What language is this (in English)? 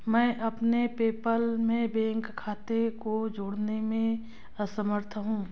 Hindi